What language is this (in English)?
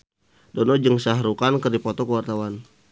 Sundanese